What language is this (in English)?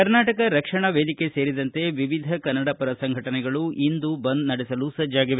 Kannada